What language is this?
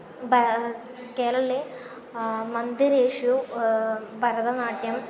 Sanskrit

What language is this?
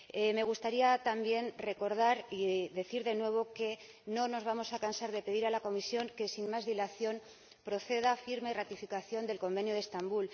Spanish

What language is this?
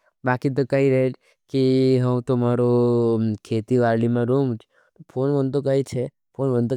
Nimadi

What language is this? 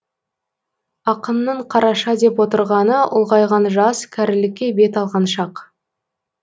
Kazakh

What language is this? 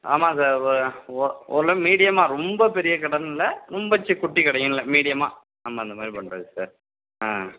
Tamil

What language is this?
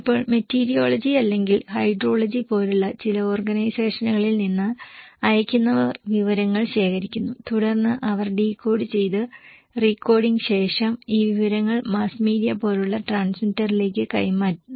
Malayalam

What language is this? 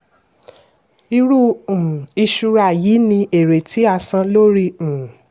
Yoruba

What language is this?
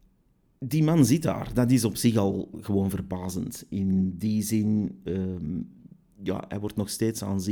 Dutch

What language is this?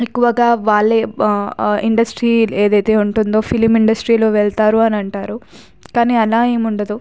Telugu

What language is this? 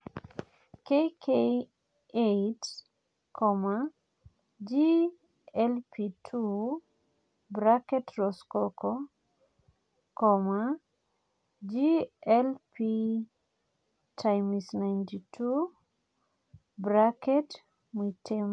Masai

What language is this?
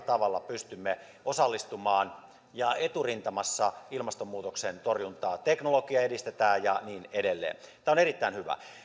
Finnish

